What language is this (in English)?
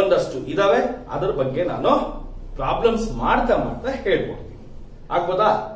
Korean